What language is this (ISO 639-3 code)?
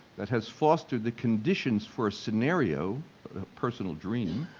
eng